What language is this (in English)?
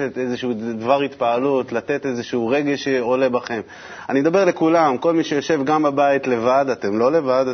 Hebrew